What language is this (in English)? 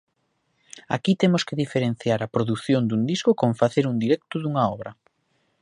Galician